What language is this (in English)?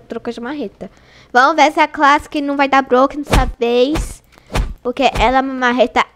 Portuguese